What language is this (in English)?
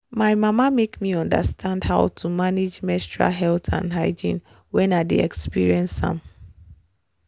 Nigerian Pidgin